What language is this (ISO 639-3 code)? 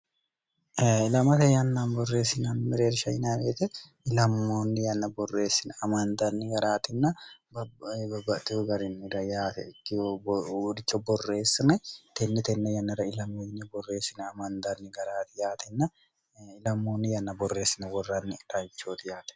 sid